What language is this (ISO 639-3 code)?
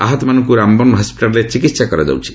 ori